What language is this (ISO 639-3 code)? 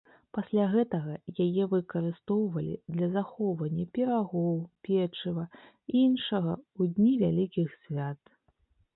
bel